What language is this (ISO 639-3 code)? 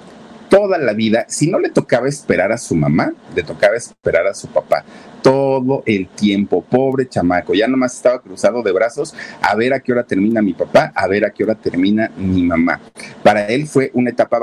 spa